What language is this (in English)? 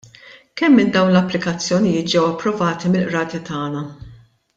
Maltese